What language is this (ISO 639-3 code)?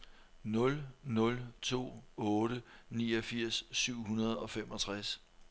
dan